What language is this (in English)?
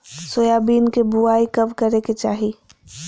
Magahi